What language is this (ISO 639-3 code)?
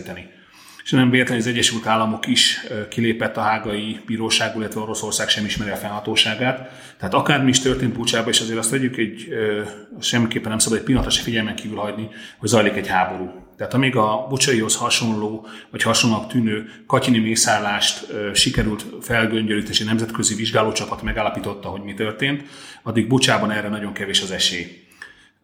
hun